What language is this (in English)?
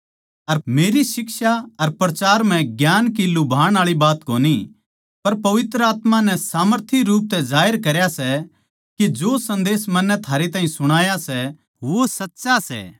Haryanvi